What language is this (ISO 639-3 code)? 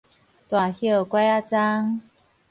nan